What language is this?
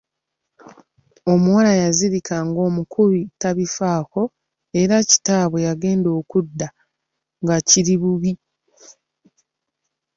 Ganda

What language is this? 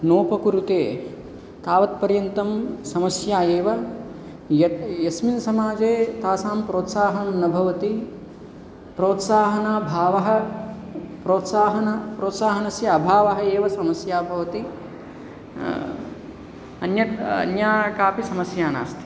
Sanskrit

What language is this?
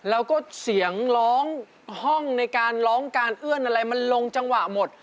Thai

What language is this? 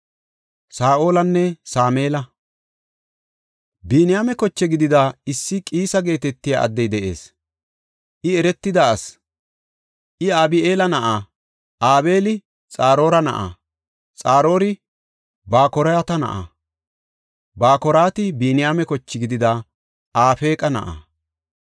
Gofa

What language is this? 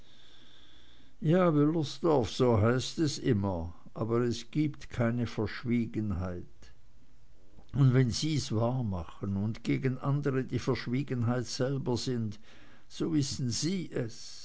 German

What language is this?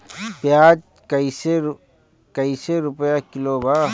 Bhojpuri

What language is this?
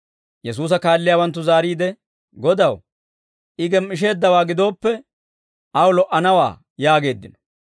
Dawro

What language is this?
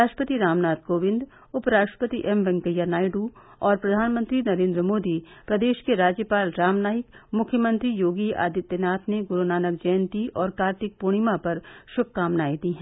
Hindi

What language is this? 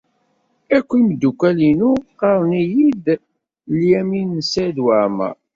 Kabyle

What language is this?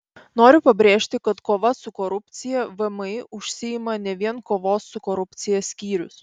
Lithuanian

